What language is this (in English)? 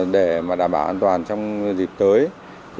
Vietnamese